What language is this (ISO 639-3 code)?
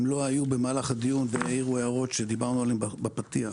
heb